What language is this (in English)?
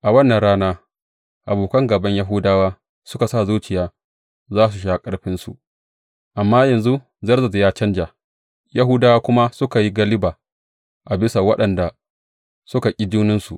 Hausa